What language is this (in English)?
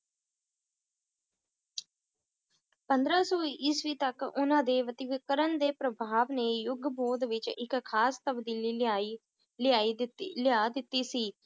Punjabi